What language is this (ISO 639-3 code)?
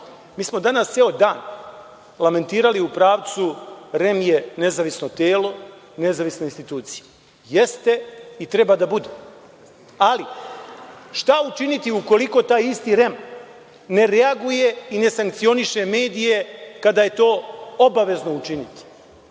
srp